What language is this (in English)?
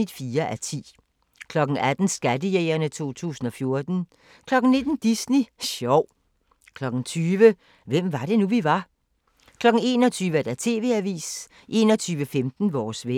Danish